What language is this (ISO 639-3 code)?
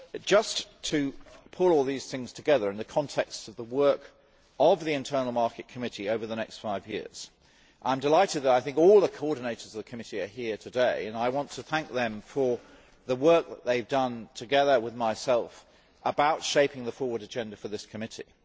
eng